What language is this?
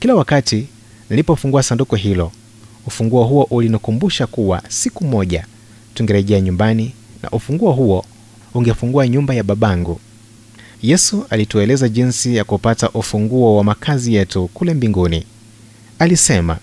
Swahili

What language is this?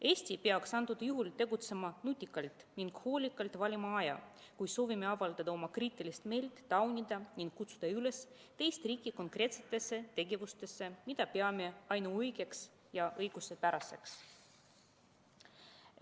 Estonian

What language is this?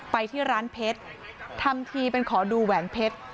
Thai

